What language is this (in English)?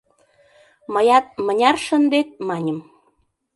Mari